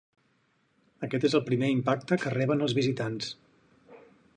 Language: Catalan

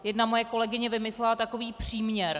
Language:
Czech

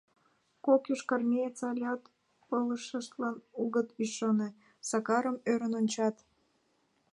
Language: Mari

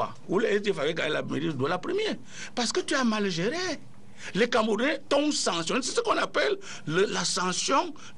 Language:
French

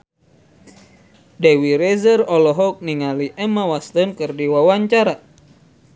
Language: Sundanese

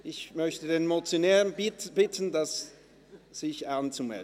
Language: Swiss German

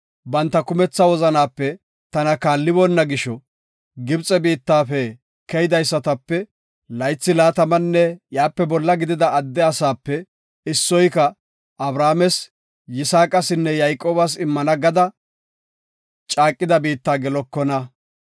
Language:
Gofa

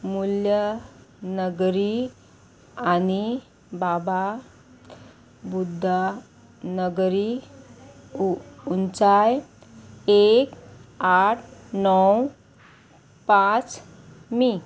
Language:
Konkani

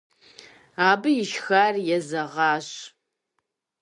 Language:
Kabardian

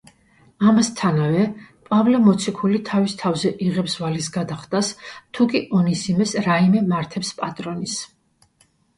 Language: Georgian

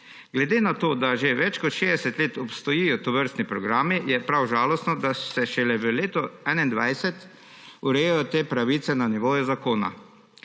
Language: Slovenian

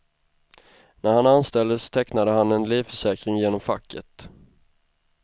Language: Swedish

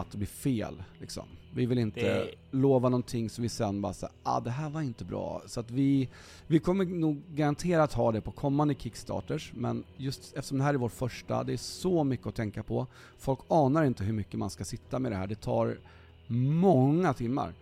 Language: Swedish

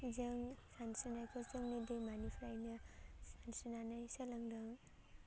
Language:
Bodo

